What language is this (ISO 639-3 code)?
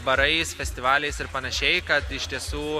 lit